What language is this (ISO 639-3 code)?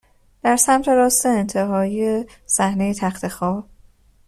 fas